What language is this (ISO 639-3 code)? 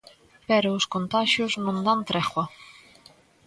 glg